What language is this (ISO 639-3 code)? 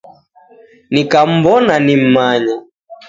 dav